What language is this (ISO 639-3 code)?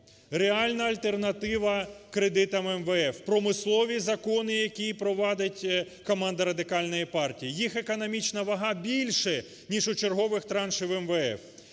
ukr